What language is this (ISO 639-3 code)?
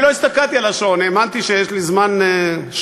heb